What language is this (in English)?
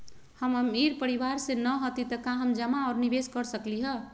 Magahi